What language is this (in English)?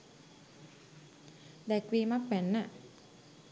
Sinhala